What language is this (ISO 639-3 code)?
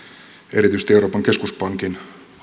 fin